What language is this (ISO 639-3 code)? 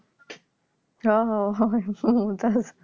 ben